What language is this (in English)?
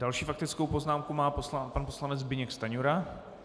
Czech